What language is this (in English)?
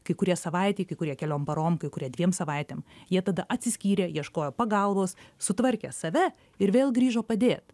Lithuanian